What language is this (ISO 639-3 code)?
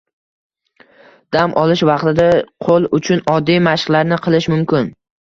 uzb